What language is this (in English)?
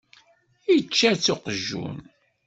Kabyle